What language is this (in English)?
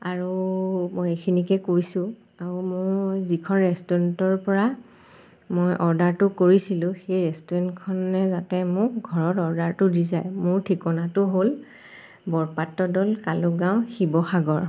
Assamese